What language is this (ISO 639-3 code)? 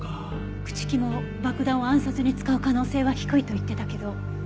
jpn